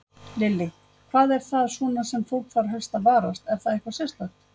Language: Icelandic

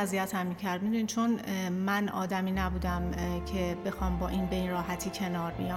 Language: Persian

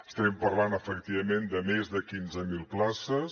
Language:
Catalan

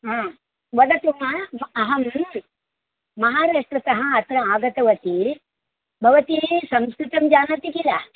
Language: Sanskrit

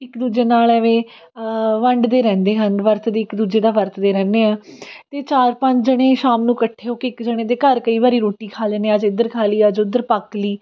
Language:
Punjabi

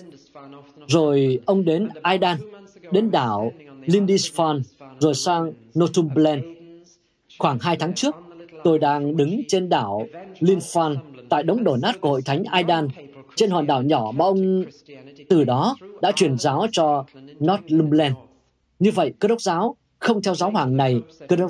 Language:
Vietnamese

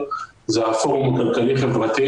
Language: Hebrew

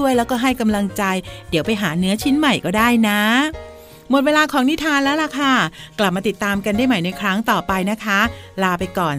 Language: Thai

